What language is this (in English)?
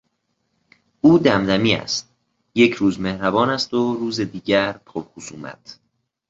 Persian